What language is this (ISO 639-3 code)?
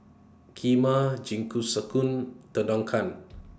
eng